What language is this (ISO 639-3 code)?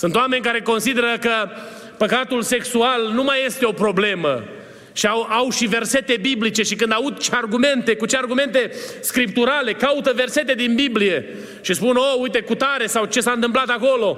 ron